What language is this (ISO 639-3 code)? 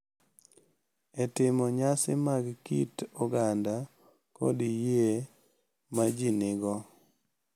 luo